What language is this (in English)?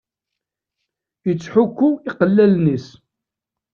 Kabyle